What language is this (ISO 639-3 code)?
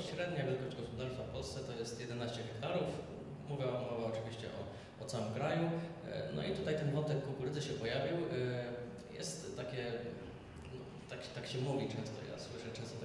pol